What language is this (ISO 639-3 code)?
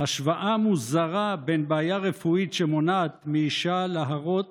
heb